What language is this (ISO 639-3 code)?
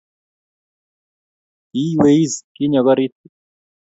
kln